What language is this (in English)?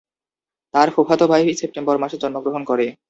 Bangla